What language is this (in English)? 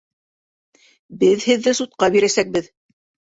Bashkir